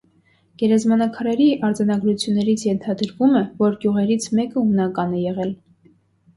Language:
Armenian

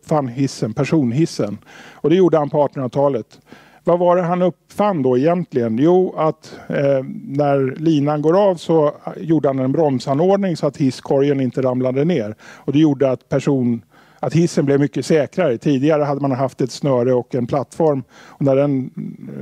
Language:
Swedish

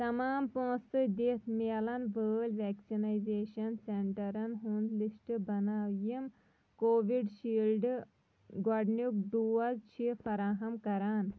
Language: Kashmiri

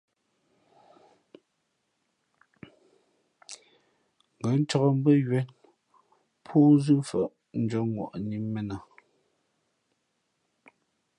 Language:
Fe'fe'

